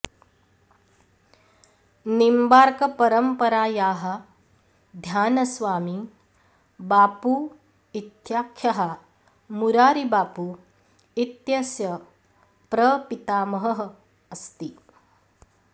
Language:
Sanskrit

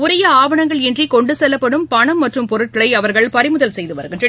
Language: Tamil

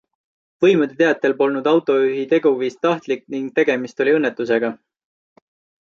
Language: Estonian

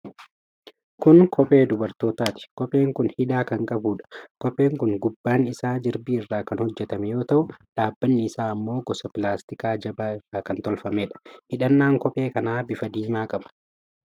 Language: Oromo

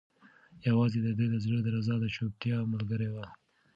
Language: Pashto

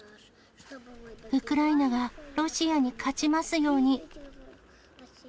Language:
Japanese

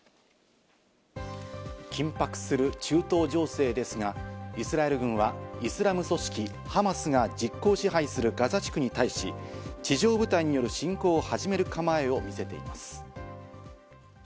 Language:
Japanese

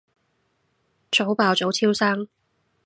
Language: Cantonese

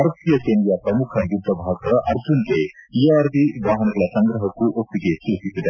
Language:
Kannada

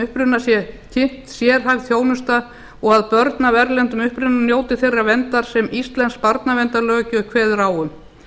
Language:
Icelandic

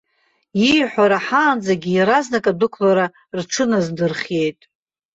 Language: Abkhazian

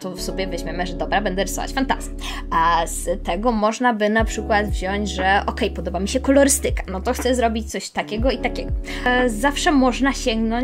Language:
Polish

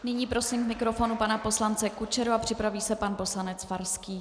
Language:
Czech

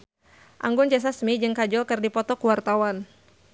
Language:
Sundanese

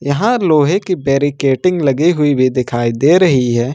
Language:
Hindi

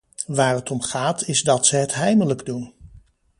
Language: Dutch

